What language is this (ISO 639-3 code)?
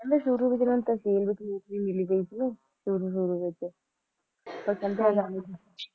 pan